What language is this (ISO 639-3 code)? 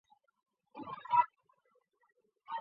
zho